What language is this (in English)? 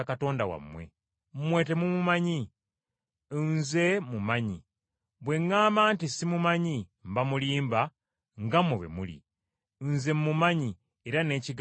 Ganda